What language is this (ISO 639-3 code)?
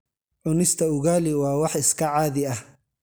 som